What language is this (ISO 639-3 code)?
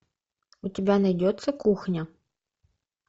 rus